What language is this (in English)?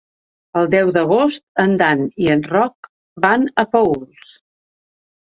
Catalan